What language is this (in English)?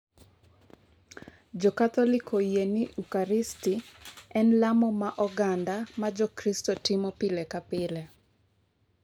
Luo (Kenya and Tanzania)